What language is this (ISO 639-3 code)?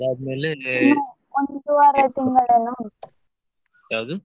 kan